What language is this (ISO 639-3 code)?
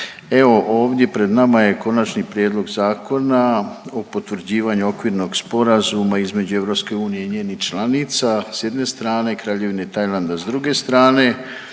hrv